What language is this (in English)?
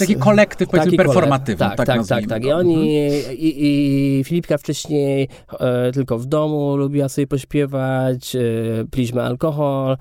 Polish